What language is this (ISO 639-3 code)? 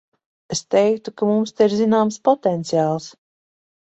lav